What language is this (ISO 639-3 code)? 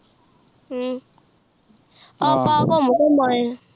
pan